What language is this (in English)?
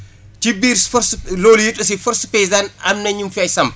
Wolof